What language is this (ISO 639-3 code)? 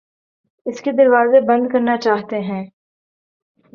urd